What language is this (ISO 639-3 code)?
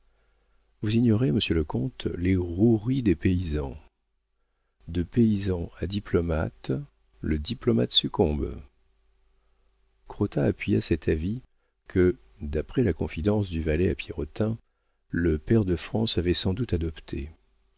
fra